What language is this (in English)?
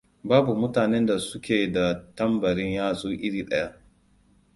Hausa